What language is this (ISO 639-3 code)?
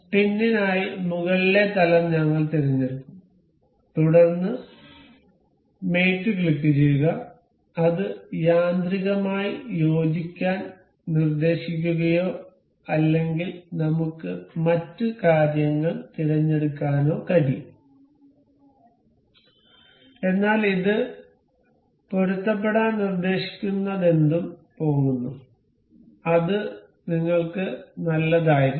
mal